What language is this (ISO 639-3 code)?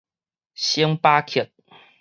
nan